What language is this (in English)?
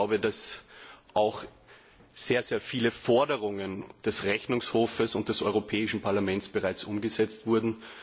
German